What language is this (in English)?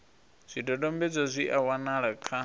Venda